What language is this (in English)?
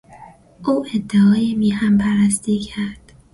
Persian